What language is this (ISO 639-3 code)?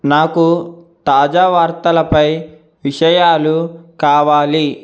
tel